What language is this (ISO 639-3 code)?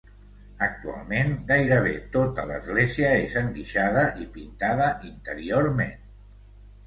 cat